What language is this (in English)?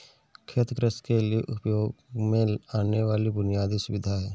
Hindi